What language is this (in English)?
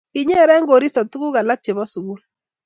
Kalenjin